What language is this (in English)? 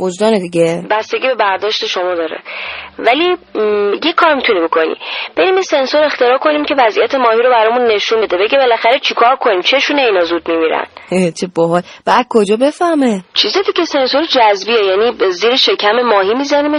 Persian